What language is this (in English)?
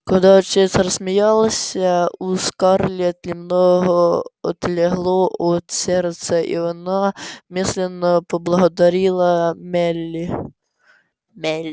Russian